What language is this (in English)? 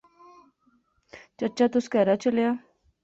Pahari-Potwari